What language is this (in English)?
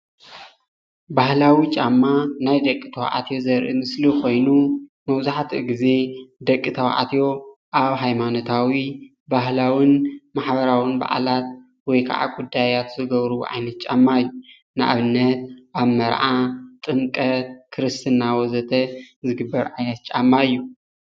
Tigrinya